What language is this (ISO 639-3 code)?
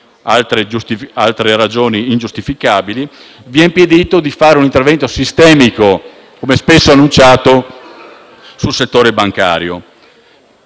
ita